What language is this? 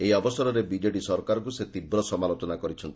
Odia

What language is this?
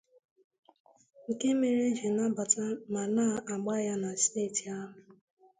Igbo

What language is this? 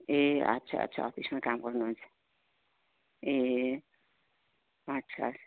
Nepali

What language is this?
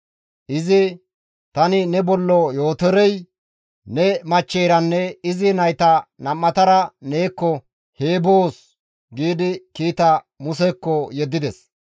Gamo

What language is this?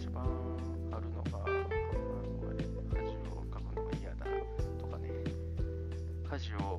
Japanese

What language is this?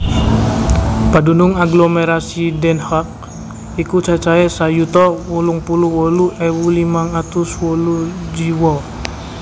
Javanese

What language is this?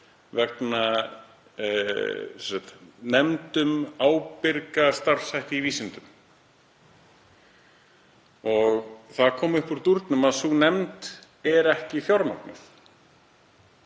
Icelandic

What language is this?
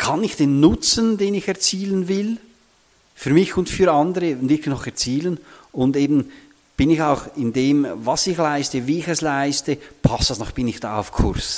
German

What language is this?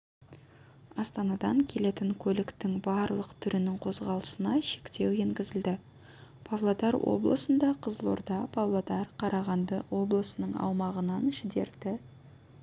Kazakh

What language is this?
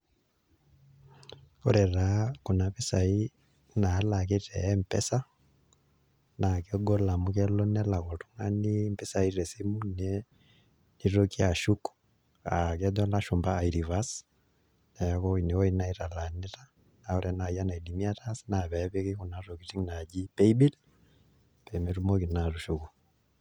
Masai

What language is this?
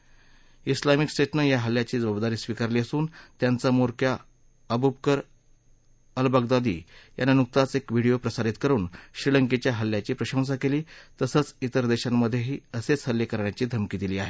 Marathi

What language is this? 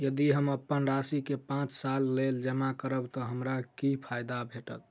Maithili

